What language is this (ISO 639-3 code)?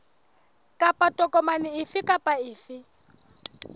sot